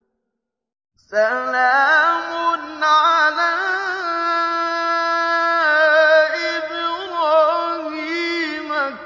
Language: Arabic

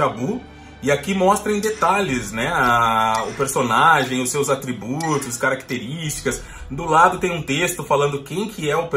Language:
Portuguese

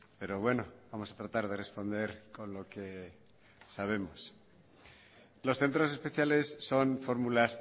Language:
Spanish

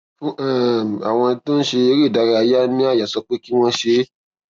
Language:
Yoruba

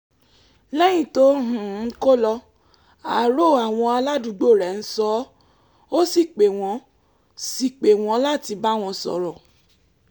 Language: Yoruba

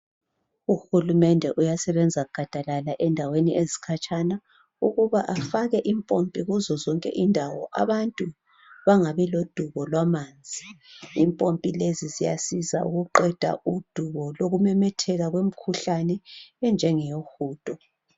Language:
North Ndebele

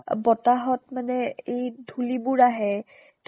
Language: Assamese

